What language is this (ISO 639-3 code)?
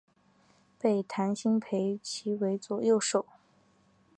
zho